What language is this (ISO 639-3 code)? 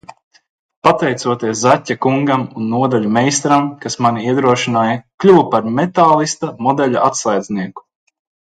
lav